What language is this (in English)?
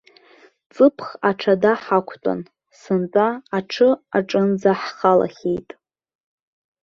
Abkhazian